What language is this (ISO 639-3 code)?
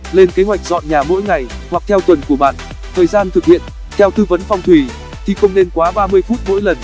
vie